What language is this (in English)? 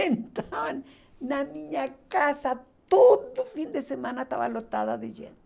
Portuguese